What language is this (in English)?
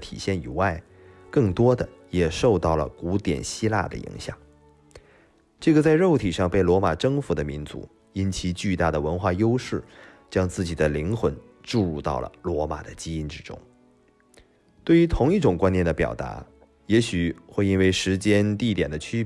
Chinese